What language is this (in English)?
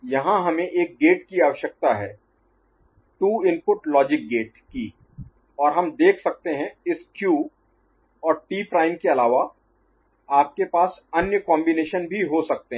Hindi